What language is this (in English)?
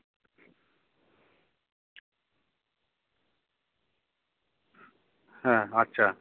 Santali